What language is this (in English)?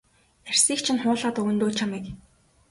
Mongolian